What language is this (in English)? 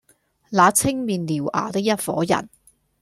Cantonese